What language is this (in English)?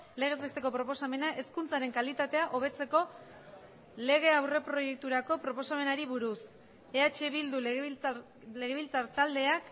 Basque